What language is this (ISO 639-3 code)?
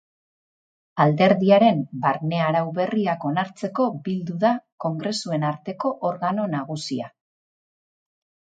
eus